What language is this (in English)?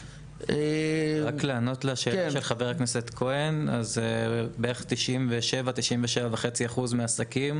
Hebrew